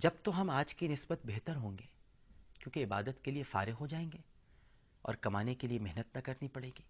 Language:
Urdu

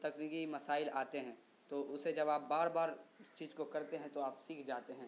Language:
Urdu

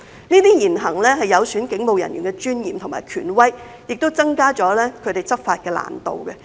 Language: Cantonese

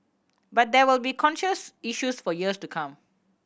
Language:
English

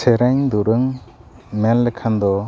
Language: Santali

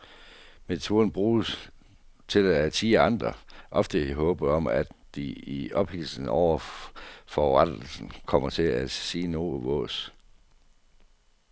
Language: Danish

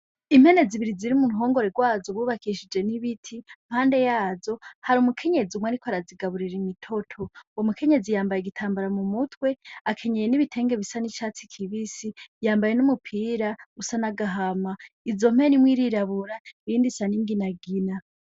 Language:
Rundi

